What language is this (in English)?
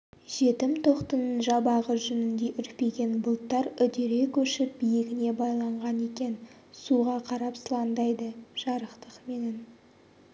Kazakh